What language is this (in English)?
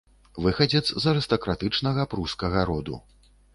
Belarusian